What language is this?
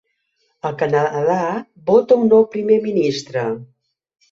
Catalan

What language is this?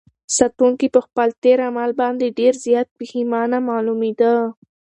Pashto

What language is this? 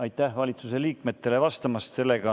Estonian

